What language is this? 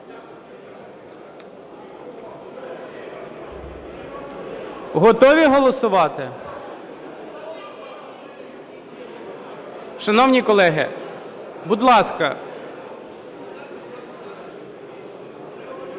Ukrainian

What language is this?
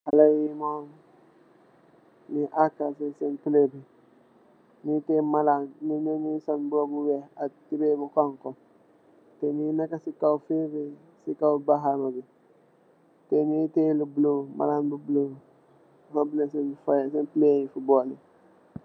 Wolof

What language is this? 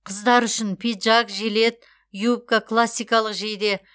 Kazakh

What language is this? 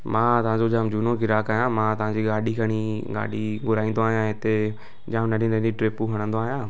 Sindhi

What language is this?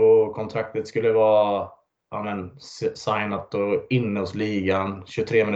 Swedish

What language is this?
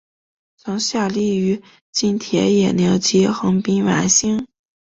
Chinese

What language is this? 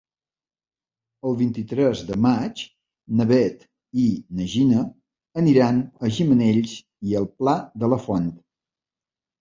Catalan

